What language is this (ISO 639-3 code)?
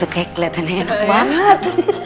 ind